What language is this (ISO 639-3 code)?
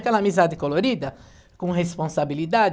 por